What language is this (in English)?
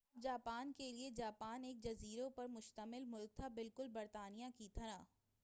Urdu